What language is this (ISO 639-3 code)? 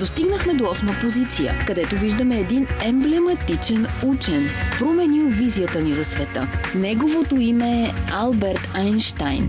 bul